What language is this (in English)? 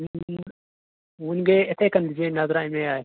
Kashmiri